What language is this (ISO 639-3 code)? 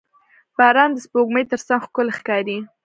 pus